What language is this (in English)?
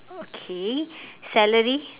English